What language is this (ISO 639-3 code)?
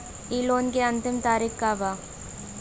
bho